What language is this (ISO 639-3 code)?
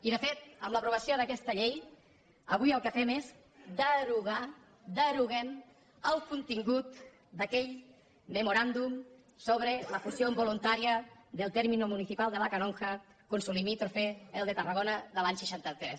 cat